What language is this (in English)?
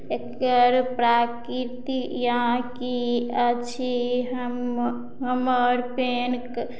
Maithili